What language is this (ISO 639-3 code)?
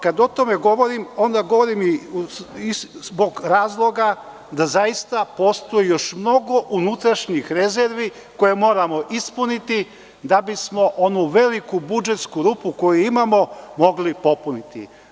srp